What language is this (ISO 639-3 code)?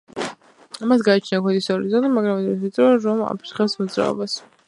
kat